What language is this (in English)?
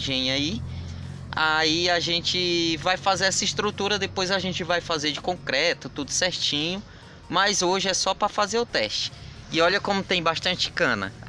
Portuguese